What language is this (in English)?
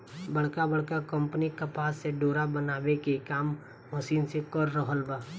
Bhojpuri